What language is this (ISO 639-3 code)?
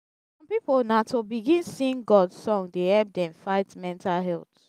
pcm